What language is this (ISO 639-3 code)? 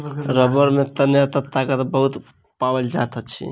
mai